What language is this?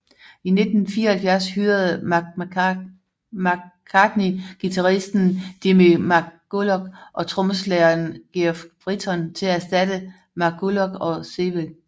Danish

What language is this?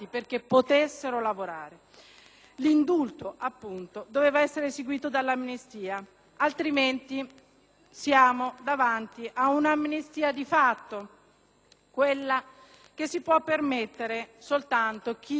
Italian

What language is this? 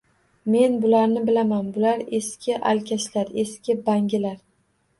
Uzbek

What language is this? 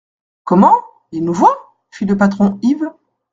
French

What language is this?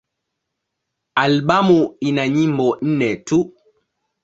Swahili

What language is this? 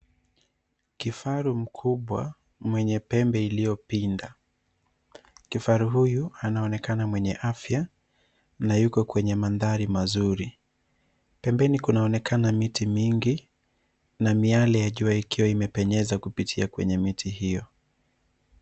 Swahili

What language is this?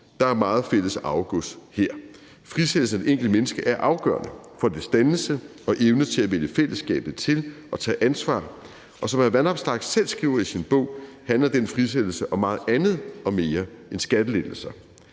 Danish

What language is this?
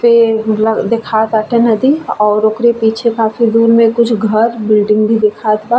Bhojpuri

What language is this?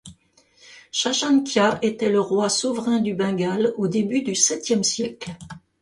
French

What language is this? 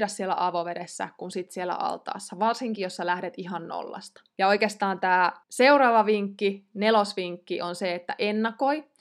Finnish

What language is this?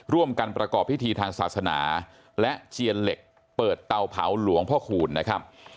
Thai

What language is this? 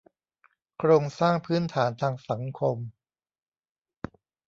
Thai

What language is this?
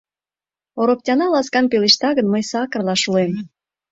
Mari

